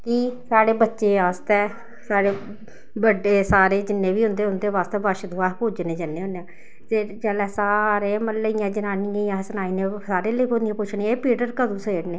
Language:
Dogri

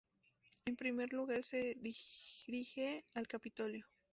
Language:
Spanish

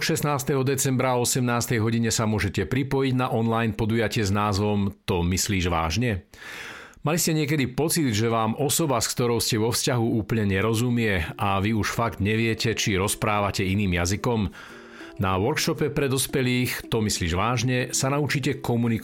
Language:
Slovak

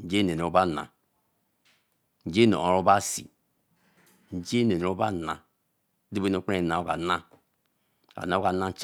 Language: Eleme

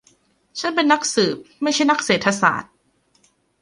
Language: Thai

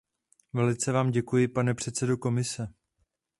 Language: Czech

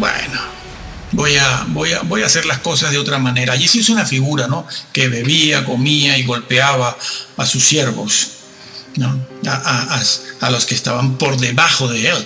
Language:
Spanish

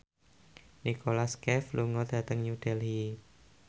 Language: Javanese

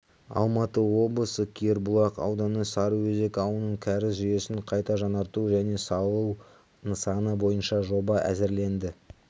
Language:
Kazakh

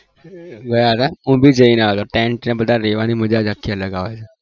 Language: Gujarati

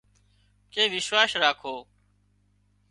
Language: Wadiyara Koli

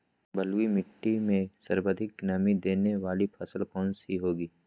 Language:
Magahi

